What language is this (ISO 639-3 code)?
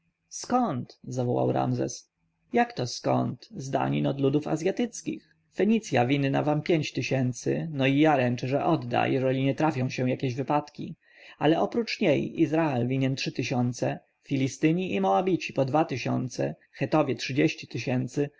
pol